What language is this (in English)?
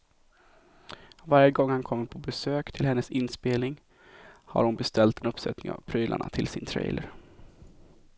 Swedish